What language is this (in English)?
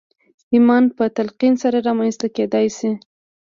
Pashto